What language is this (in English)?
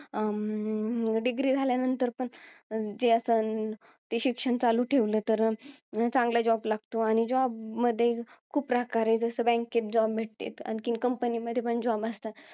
Marathi